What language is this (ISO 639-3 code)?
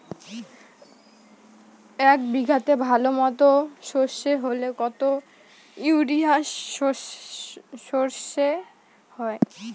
ben